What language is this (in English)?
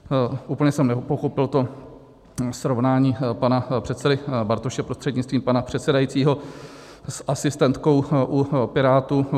Czech